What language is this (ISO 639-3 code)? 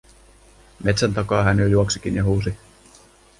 fin